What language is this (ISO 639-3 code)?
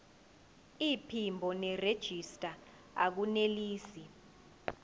zul